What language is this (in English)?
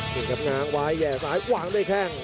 Thai